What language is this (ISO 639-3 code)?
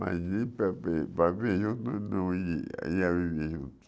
por